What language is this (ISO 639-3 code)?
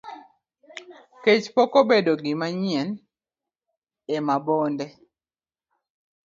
luo